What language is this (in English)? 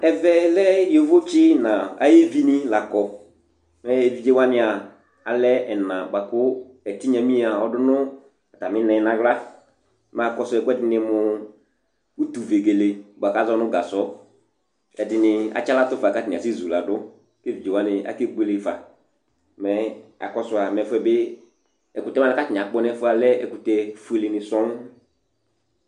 Ikposo